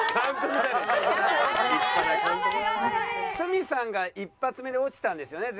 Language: Japanese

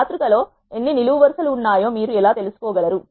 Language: Telugu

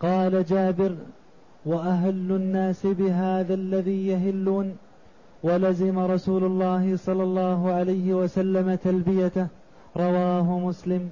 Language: Arabic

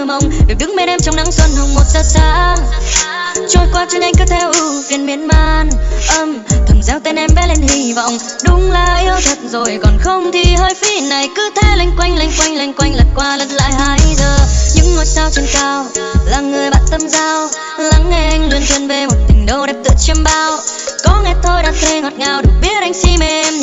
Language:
Vietnamese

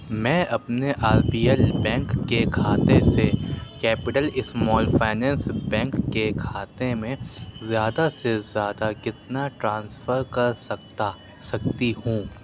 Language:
Urdu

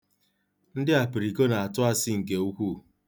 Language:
Igbo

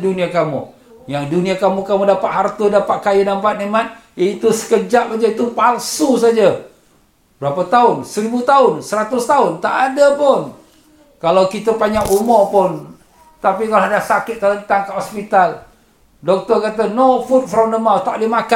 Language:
Malay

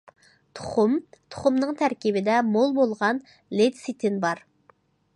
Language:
Uyghur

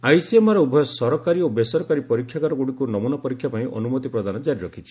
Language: Odia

